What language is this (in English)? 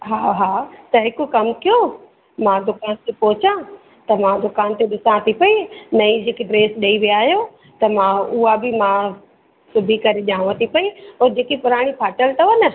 Sindhi